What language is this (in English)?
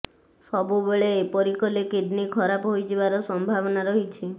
Odia